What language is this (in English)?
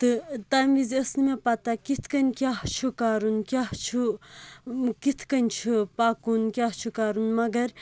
Kashmiri